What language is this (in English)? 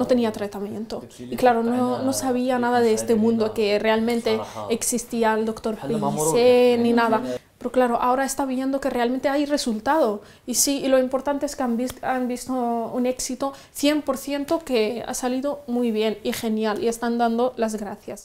Spanish